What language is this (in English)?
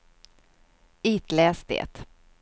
Swedish